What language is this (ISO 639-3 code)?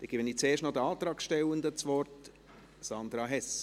gsw